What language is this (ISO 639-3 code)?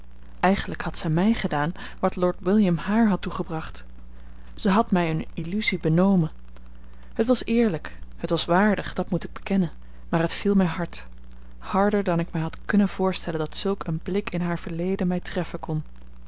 nld